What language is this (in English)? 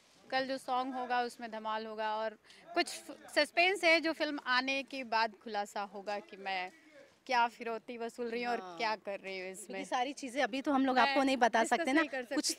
Hindi